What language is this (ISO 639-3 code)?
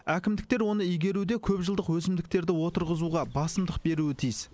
kaz